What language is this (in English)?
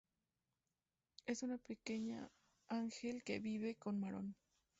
Spanish